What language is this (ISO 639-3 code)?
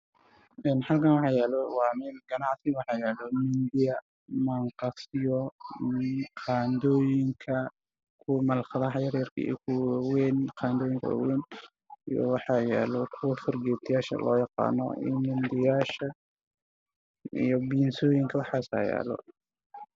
som